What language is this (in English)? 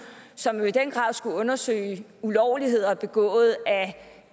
Danish